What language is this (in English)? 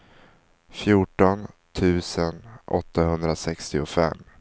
Swedish